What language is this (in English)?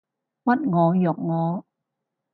Cantonese